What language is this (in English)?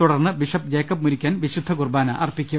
Malayalam